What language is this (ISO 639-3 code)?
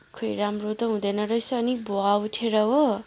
nep